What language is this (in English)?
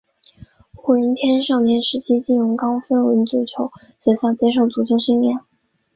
Chinese